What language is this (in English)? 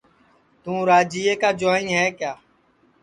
Sansi